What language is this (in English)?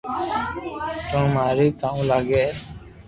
Loarki